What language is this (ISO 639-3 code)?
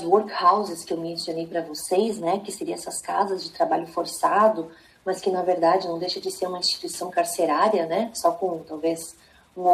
por